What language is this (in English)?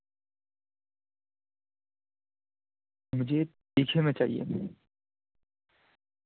Urdu